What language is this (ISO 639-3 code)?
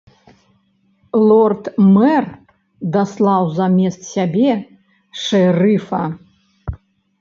bel